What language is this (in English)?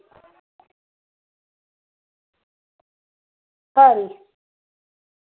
Dogri